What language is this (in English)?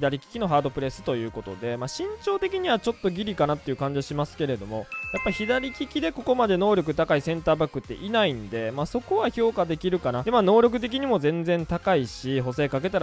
Japanese